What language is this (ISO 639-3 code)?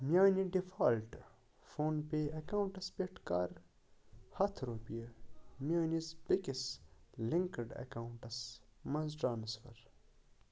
kas